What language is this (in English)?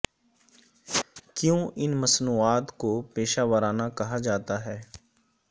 Urdu